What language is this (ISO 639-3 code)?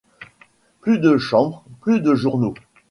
fra